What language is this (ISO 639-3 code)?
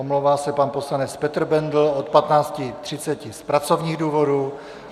ces